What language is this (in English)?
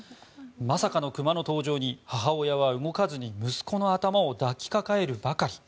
Japanese